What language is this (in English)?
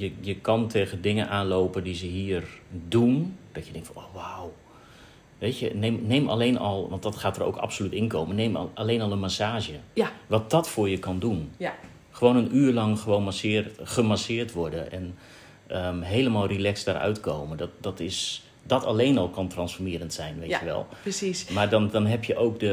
Dutch